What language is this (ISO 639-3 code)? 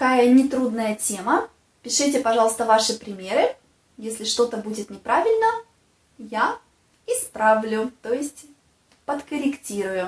rus